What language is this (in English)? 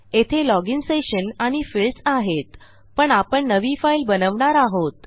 Marathi